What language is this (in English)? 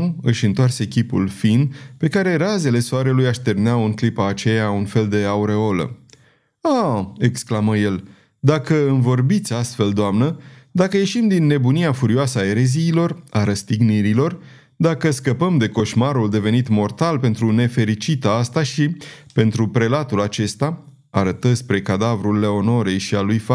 Romanian